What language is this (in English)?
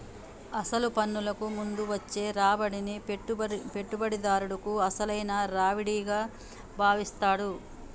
Telugu